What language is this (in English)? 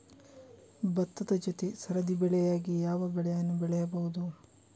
Kannada